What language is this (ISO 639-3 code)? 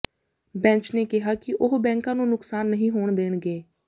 pan